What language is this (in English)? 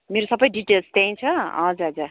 Nepali